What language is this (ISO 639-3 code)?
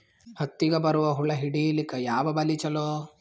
kan